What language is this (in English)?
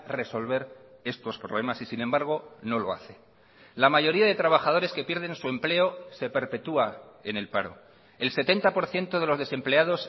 Spanish